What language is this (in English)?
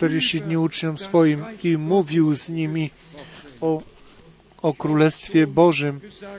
Polish